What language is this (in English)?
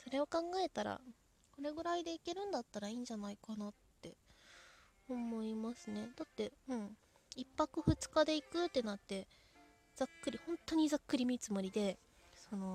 Japanese